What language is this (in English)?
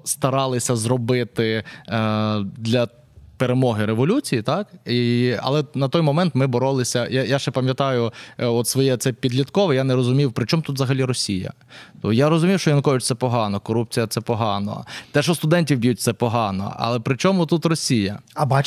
Ukrainian